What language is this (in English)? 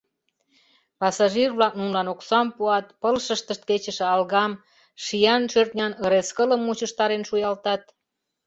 Mari